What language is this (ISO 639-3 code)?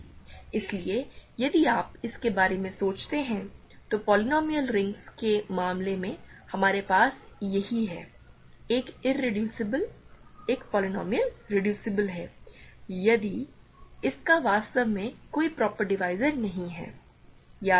hin